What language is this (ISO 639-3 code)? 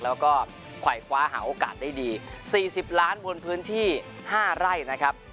tha